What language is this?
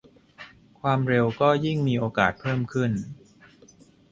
Thai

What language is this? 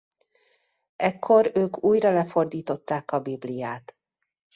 Hungarian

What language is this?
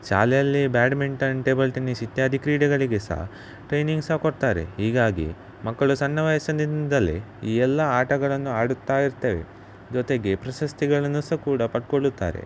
Kannada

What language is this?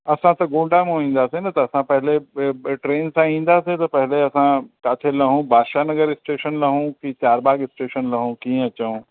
Sindhi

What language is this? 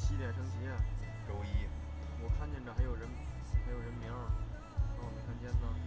Chinese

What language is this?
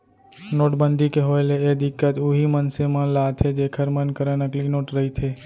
Chhattisgarhi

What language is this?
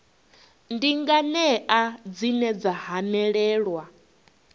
Venda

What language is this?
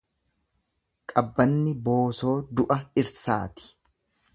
Oromo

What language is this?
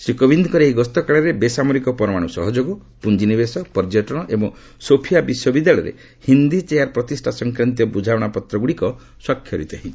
Odia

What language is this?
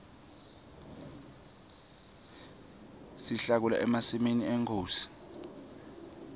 Swati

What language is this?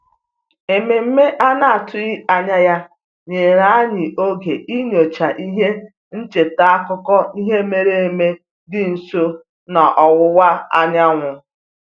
Igbo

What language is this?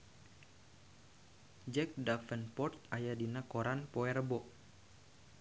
Sundanese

